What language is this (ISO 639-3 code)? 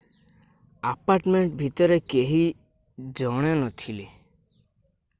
ori